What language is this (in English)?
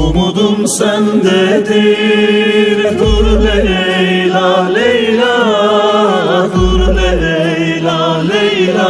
Turkish